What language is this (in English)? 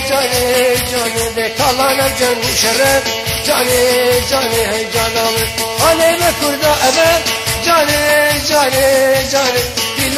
Bulgarian